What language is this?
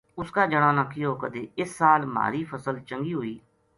Gujari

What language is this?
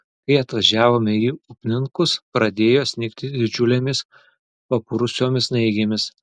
Lithuanian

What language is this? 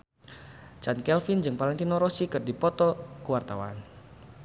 Sundanese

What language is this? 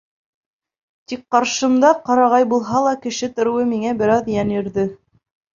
Bashkir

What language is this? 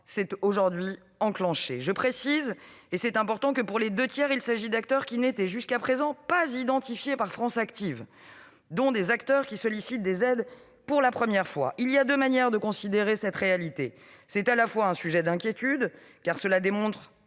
French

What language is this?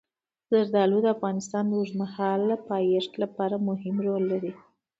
Pashto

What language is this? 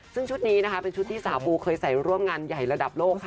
Thai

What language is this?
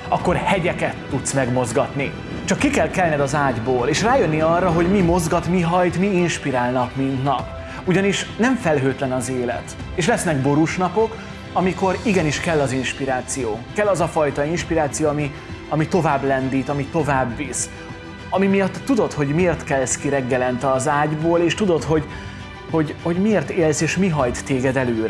Hungarian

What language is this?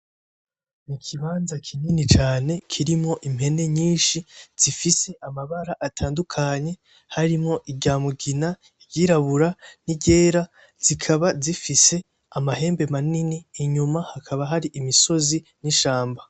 Rundi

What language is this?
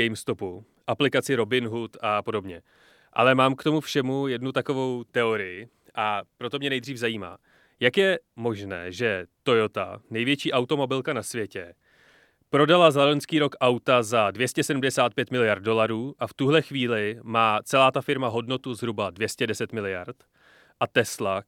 Czech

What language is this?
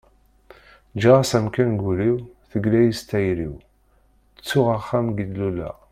Kabyle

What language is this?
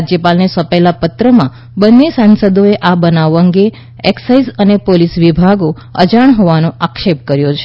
Gujarati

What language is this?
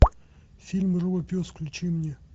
Russian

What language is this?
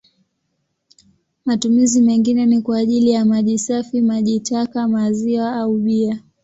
Swahili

